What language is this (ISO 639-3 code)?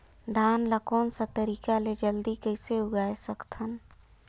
hne